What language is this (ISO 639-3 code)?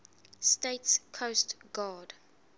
eng